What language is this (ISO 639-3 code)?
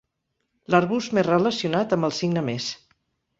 cat